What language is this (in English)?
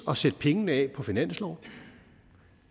Danish